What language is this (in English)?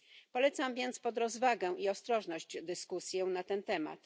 Polish